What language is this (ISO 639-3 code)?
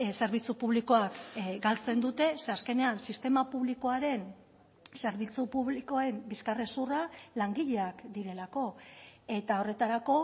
eus